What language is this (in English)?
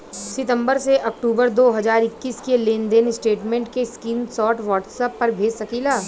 Bhojpuri